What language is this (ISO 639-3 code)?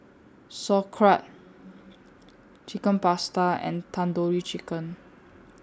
eng